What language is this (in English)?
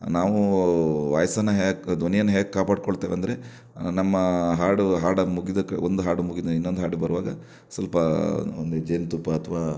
Kannada